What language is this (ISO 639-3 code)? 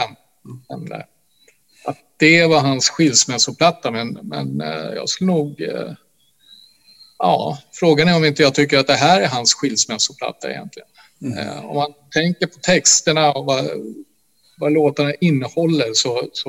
swe